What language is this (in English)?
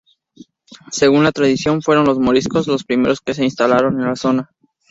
Spanish